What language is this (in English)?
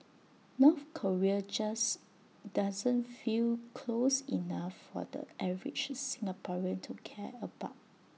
English